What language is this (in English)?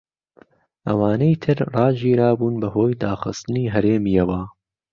Central Kurdish